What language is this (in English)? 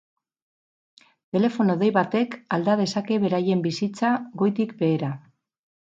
Basque